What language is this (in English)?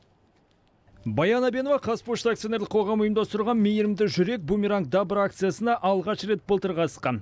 Kazakh